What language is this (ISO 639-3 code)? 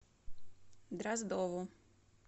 rus